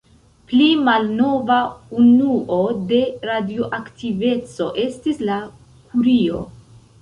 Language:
Esperanto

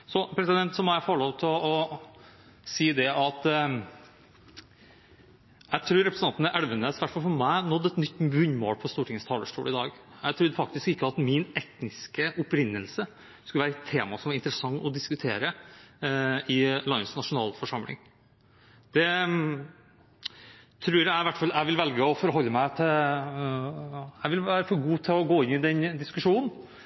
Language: Norwegian Bokmål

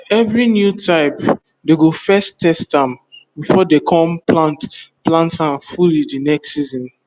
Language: Nigerian Pidgin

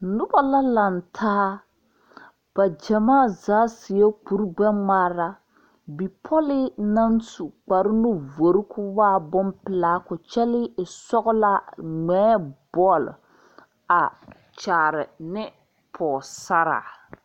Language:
Southern Dagaare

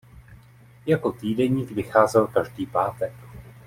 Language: Czech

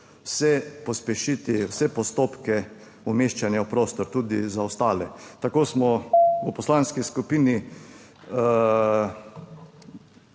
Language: Slovenian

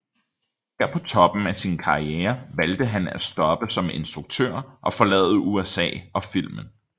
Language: Danish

